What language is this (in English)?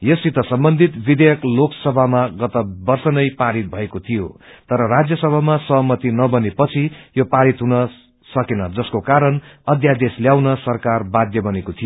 Nepali